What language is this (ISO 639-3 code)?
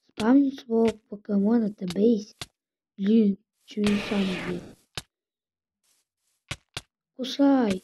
rus